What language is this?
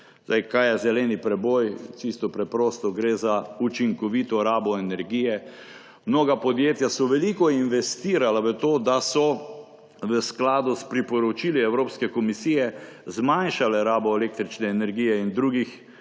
Slovenian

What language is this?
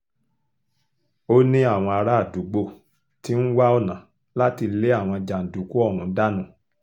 Yoruba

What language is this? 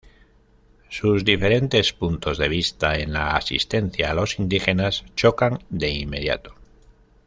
Spanish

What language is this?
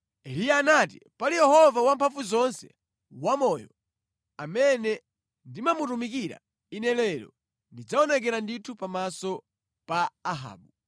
Nyanja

